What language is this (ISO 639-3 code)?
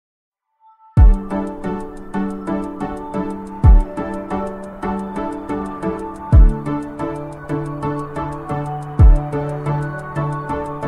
kor